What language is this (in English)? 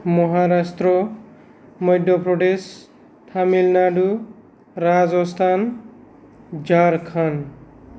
Bodo